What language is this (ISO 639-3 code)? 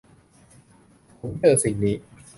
tha